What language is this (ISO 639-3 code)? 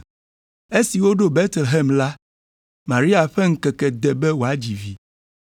ewe